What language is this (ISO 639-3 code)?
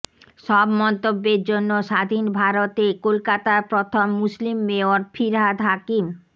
ben